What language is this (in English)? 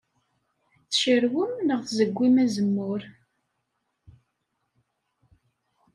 Kabyle